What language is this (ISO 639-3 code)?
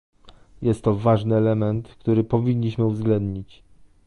pol